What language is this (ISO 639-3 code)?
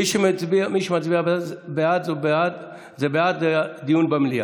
heb